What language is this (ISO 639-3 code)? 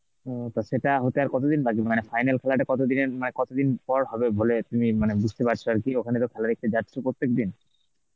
ben